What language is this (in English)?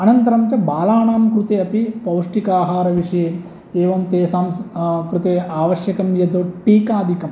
Sanskrit